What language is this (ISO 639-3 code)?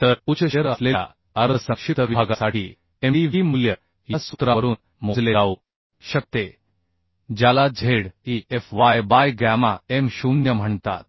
mar